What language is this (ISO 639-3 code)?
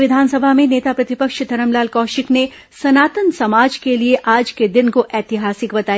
hin